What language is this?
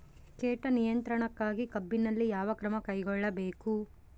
Kannada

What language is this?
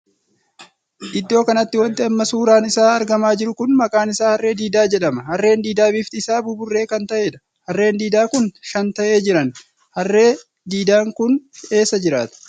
Oromo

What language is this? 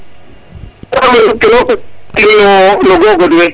Serer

